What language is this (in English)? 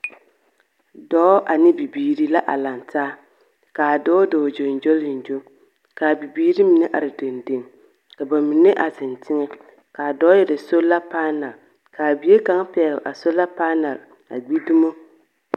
Southern Dagaare